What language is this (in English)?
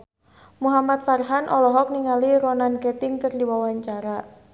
Sundanese